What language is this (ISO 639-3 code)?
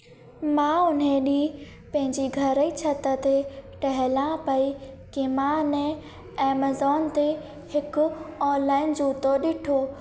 snd